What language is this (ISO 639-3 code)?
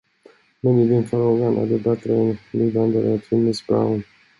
swe